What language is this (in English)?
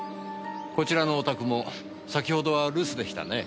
Japanese